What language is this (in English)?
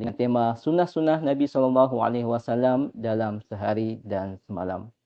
Indonesian